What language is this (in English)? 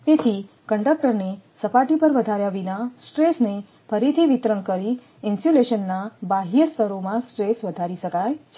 Gujarati